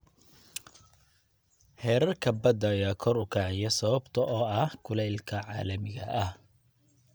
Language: Somali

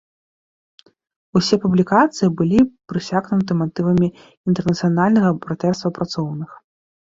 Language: Belarusian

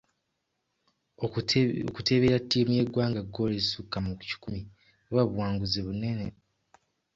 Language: Ganda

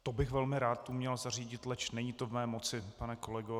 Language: Czech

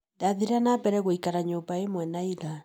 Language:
Kikuyu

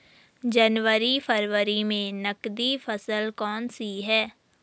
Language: Hindi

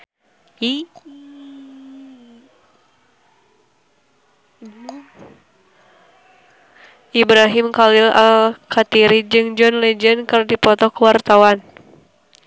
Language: Sundanese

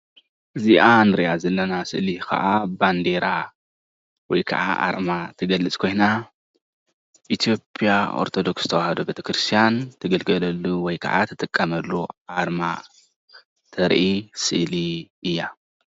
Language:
Tigrinya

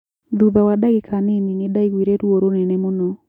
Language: Kikuyu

